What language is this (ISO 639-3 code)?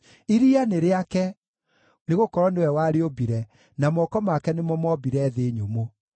kik